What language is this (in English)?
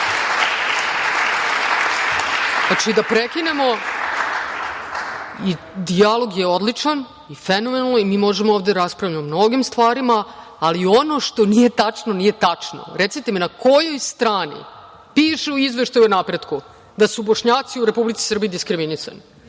Serbian